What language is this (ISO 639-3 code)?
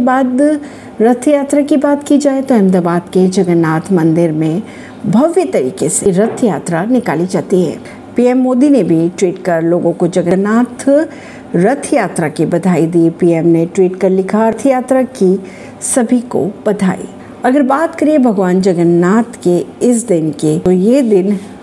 hin